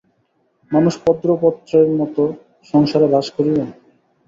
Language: Bangla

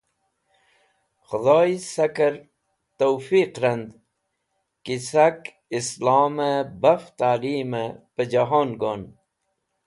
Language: Wakhi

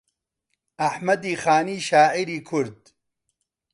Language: Central Kurdish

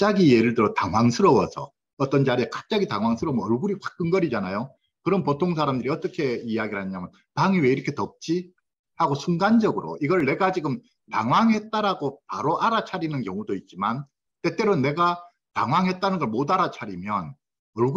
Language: Korean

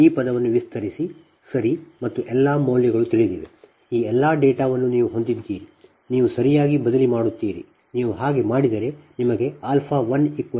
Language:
Kannada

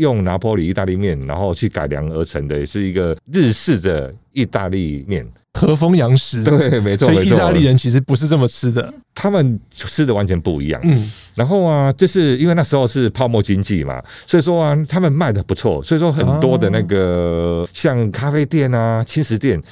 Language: Chinese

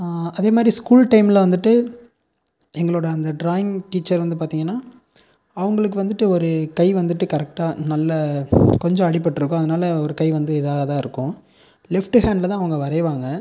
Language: Tamil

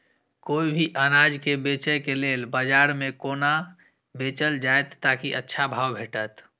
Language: Maithili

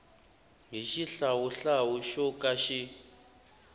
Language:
Tsonga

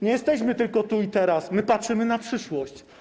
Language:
Polish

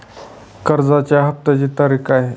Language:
Marathi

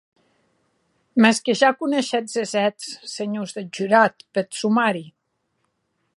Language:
Occitan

